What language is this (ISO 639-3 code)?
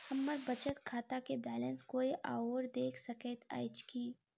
mai